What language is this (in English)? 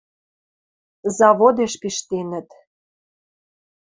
Western Mari